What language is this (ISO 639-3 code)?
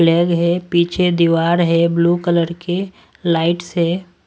hin